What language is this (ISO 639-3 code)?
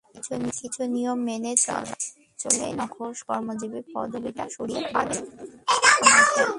ben